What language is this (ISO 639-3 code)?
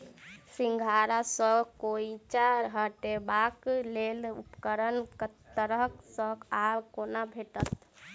mai